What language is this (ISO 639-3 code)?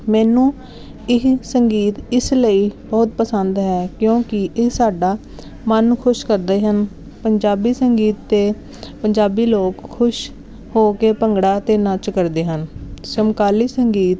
pan